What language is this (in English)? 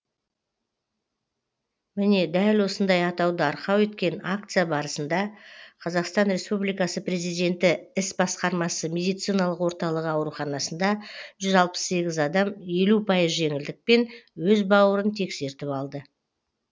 Kazakh